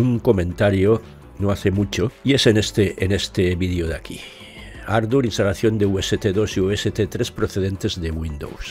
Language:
Spanish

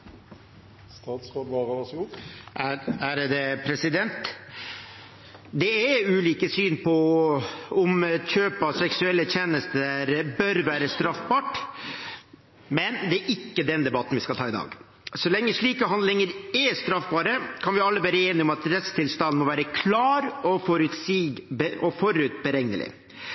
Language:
Norwegian Bokmål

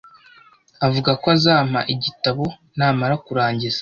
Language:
Kinyarwanda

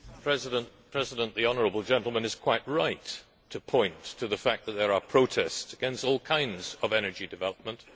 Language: English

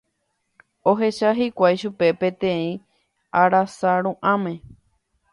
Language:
Guarani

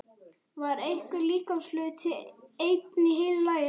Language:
Icelandic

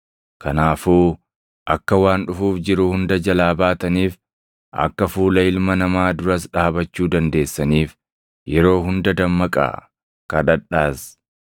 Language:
Oromo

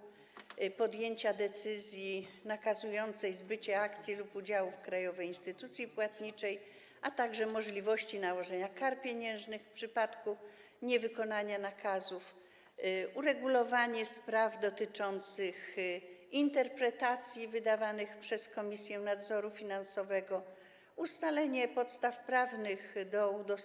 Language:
Polish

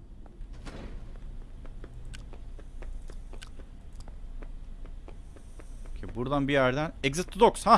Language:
Turkish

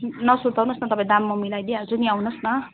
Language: Nepali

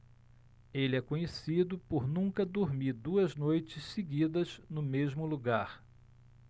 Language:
Portuguese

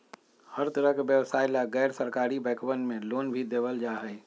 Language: Magahi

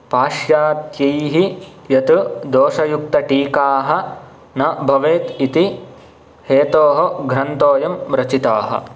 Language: Sanskrit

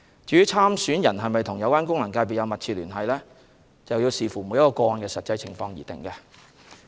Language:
Cantonese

